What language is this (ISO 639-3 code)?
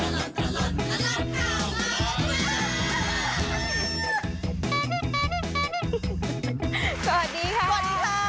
tha